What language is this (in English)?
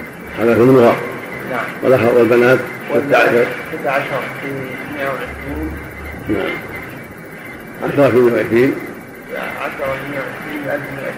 Arabic